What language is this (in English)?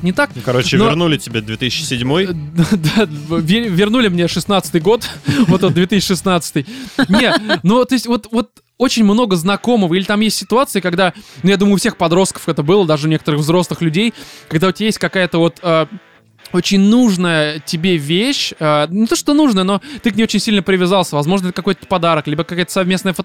Russian